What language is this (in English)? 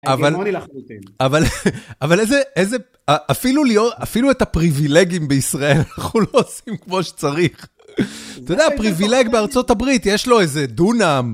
Hebrew